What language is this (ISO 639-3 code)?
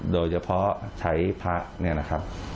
tha